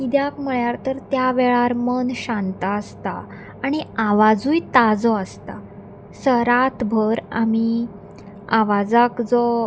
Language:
Konkani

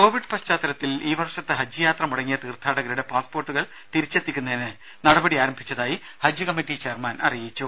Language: Malayalam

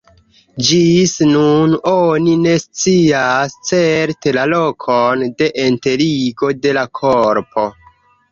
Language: Esperanto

